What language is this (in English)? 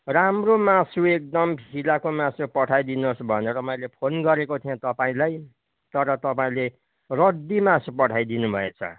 Nepali